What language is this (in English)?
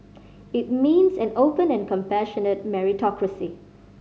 English